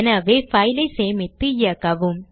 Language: Tamil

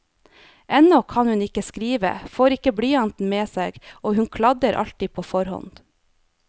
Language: Norwegian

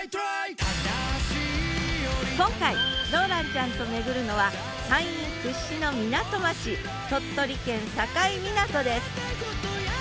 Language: Japanese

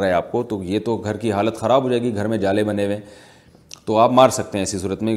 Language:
Urdu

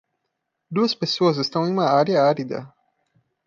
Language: Portuguese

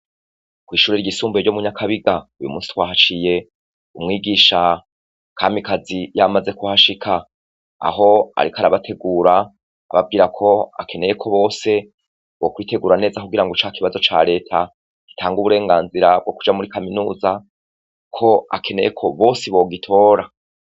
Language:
Rundi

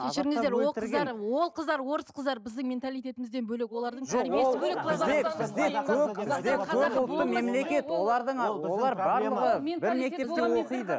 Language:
Kazakh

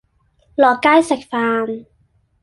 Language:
Cantonese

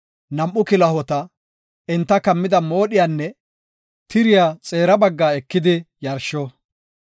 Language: Gofa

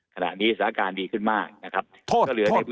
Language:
Thai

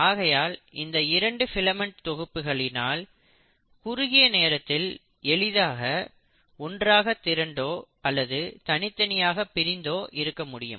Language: Tamil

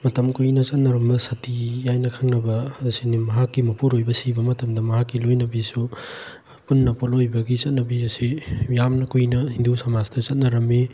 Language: Manipuri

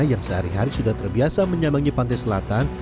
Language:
Indonesian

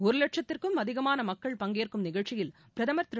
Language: Tamil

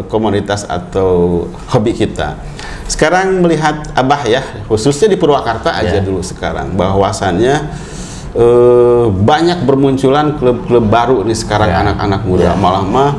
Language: Indonesian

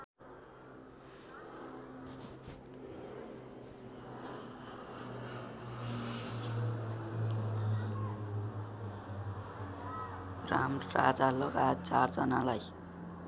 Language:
Nepali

